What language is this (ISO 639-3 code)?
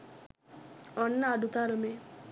sin